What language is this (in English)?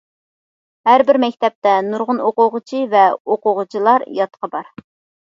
Uyghur